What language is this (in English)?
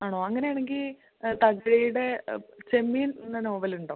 Malayalam